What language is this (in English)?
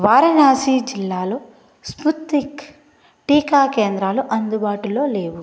Telugu